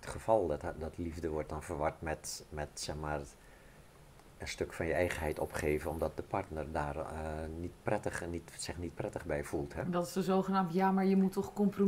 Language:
Dutch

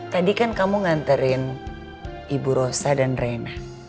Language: Indonesian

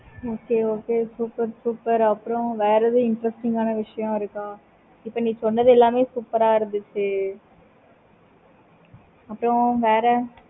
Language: Tamil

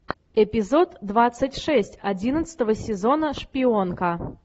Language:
Russian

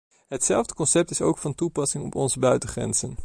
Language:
Dutch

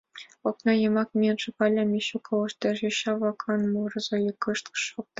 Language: Mari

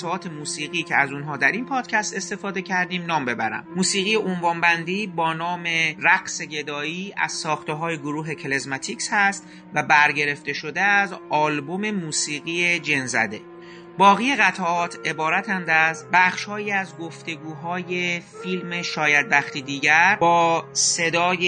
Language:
Persian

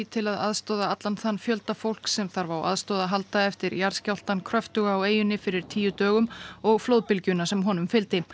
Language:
Icelandic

